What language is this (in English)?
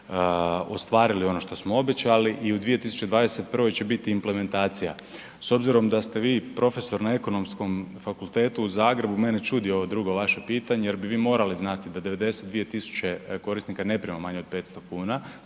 Croatian